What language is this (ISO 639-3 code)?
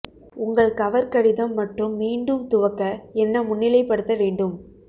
tam